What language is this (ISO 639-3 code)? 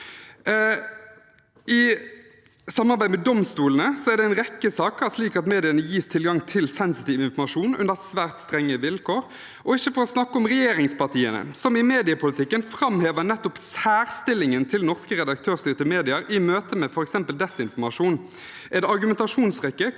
nor